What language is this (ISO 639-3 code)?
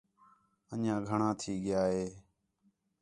xhe